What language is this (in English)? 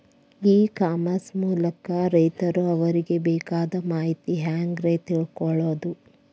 Kannada